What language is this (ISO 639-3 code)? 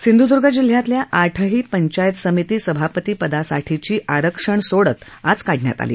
mar